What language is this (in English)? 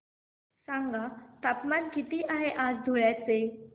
Marathi